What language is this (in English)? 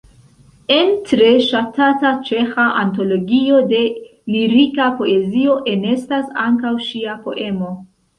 Esperanto